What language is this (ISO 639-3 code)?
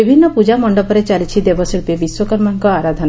ori